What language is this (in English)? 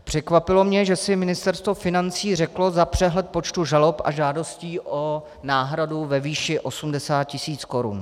Czech